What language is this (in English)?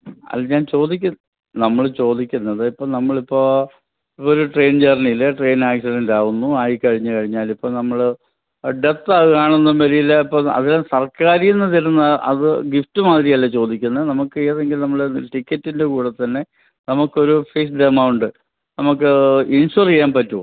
Malayalam